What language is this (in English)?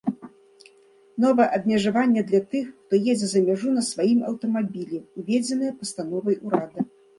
Belarusian